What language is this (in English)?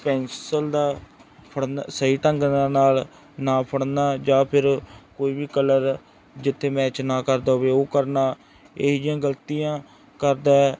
Punjabi